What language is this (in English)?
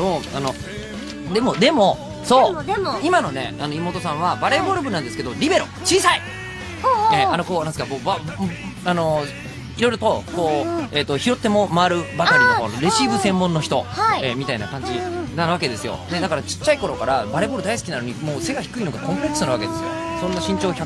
Japanese